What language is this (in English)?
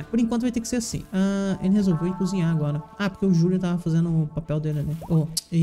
Portuguese